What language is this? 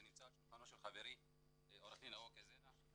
Hebrew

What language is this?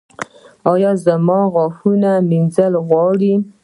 Pashto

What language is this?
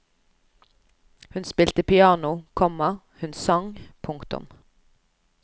Norwegian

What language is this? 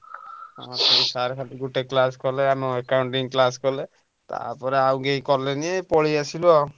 Odia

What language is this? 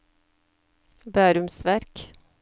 Norwegian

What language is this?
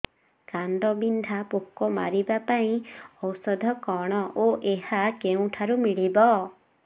Odia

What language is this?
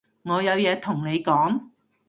Cantonese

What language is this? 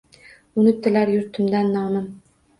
Uzbek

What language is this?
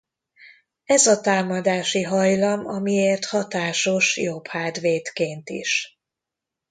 Hungarian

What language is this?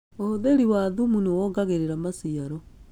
Kikuyu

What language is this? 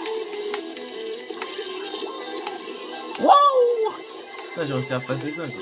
French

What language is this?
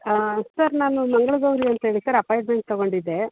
Kannada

